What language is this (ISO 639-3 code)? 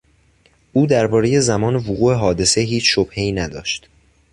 fas